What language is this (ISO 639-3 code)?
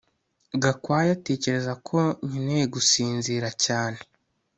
kin